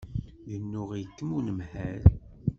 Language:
Kabyle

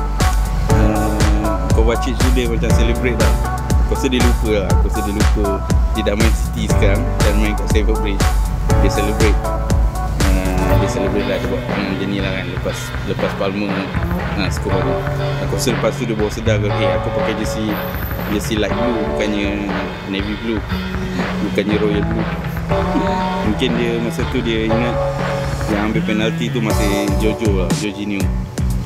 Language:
Malay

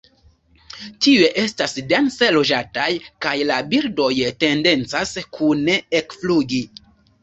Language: Esperanto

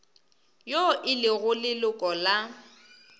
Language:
Northern Sotho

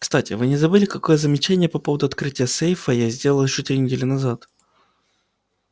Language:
Russian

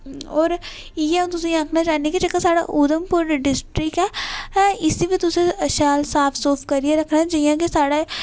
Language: Dogri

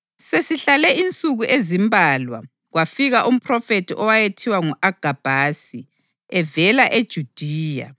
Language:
North Ndebele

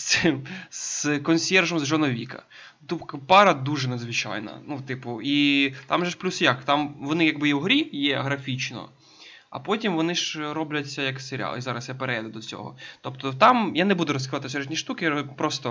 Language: Ukrainian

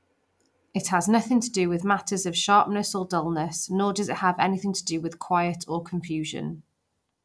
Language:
English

